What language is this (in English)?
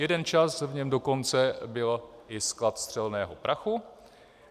Czech